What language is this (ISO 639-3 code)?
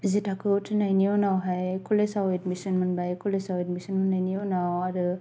brx